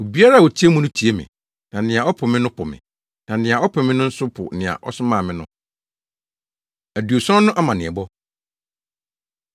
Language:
Akan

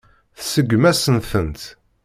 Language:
Kabyle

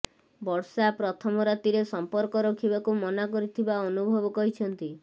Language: Odia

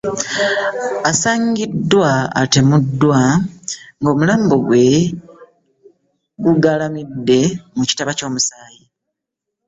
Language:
Ganda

